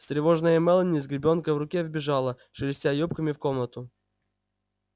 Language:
Russian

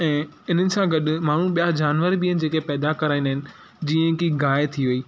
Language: Sindhi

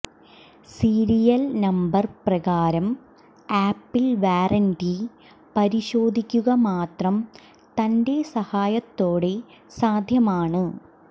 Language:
Malayalam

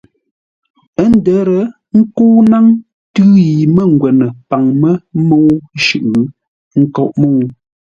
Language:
Ngombale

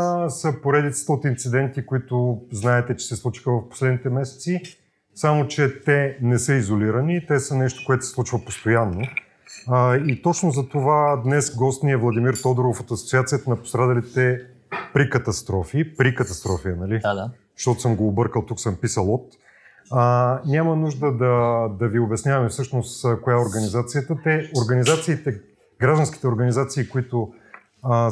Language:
Bulgarian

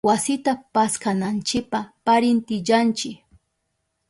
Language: Southern Pastaza Quechua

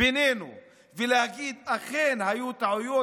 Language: Hebrew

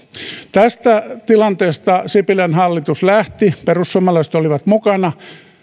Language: Finnish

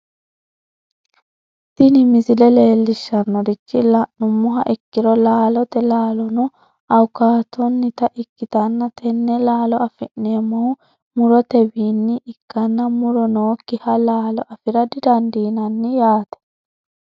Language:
Sidamo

